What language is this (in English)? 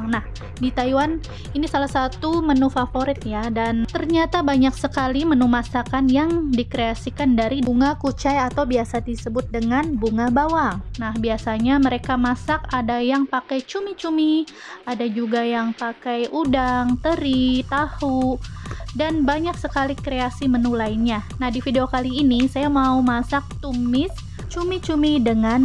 Indonesian